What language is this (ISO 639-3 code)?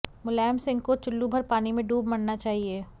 hin